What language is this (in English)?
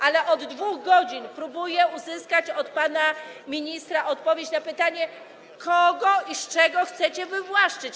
Polish